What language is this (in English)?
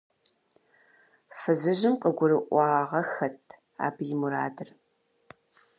Kabardian